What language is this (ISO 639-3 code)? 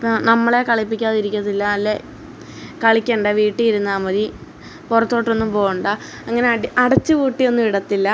mal